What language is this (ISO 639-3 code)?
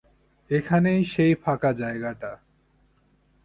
ben